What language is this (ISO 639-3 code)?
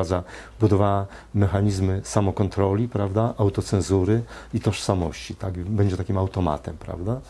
pol